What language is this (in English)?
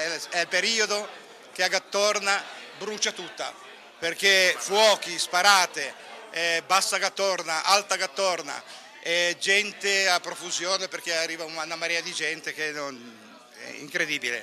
Italian